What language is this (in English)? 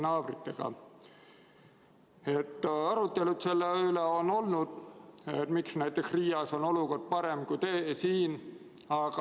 Estonian